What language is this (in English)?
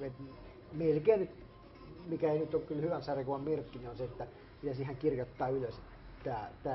Finnish